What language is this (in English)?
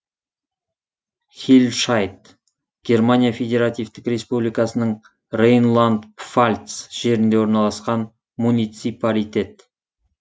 Kazakh